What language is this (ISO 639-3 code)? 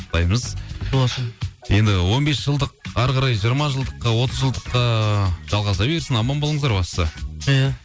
kaz